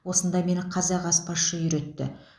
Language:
Kazakh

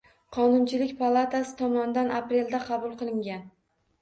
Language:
Uzbek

